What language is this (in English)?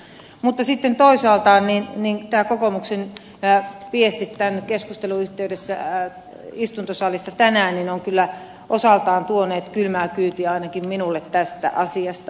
Finnish